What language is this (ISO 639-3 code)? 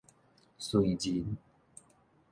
nan